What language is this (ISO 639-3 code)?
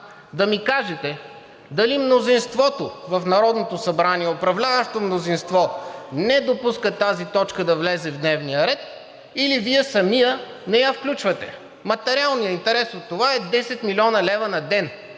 bul